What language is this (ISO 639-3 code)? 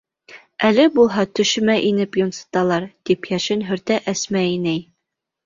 bak